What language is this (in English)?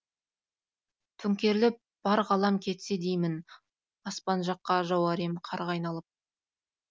Kazakh